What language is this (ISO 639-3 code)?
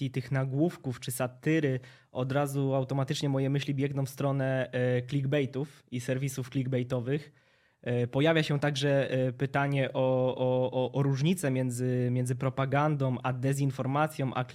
pol